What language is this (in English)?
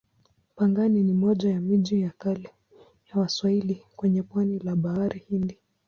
Swahili